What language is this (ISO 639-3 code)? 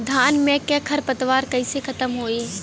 bho